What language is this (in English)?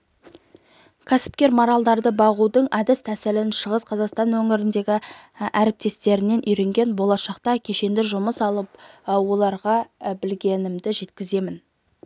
Kazakh